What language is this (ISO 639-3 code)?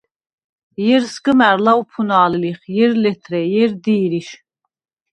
sva